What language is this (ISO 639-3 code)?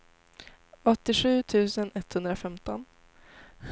swe